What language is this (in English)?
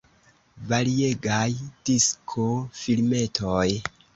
Esperanto